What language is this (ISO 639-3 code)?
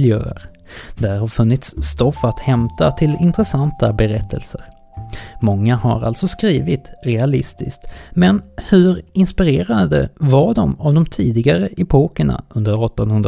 swe